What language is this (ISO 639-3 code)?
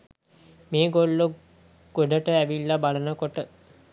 sin